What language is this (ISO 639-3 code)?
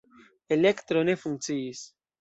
epo